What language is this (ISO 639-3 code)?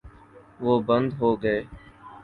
urd